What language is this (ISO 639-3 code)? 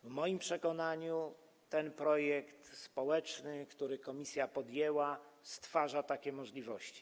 pol